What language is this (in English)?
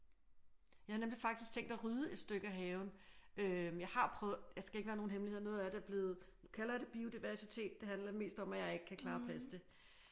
Danish